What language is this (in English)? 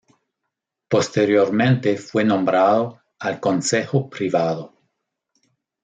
Spanish